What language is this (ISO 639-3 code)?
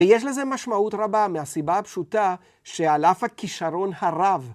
heb